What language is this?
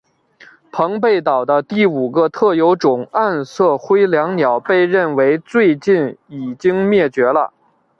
Chinese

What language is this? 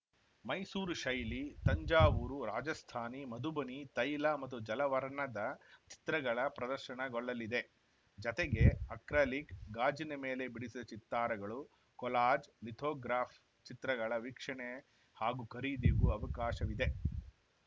Kannada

